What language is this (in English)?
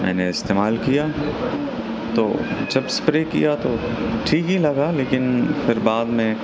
Urdu